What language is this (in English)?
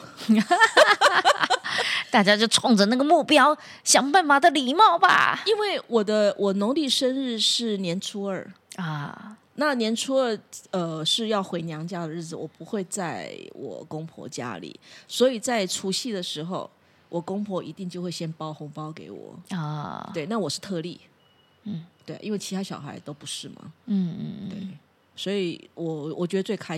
Chinese